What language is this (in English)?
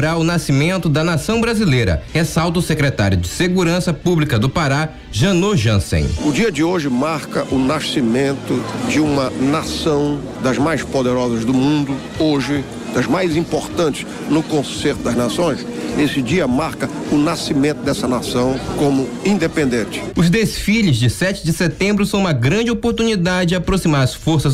Portuguese